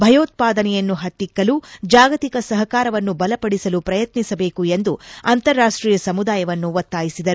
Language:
Kannada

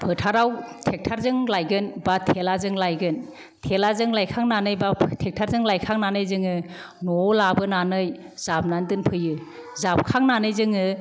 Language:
Bodo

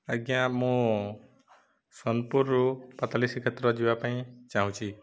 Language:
Odia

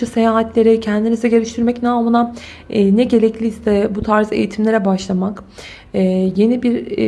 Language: Turkish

